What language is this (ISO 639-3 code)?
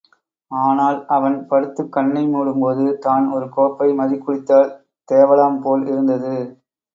tam